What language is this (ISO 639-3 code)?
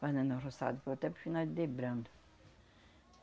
por